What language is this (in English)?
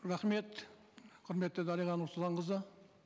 Kazakh